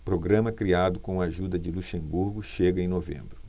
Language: Portuguese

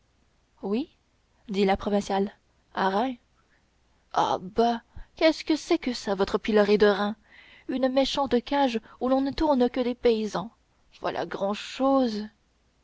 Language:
French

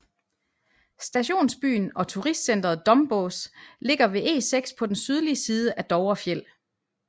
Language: Danish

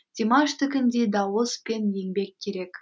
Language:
Kazakh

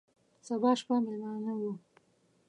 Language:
Pashto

